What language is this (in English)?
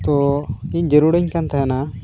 Santali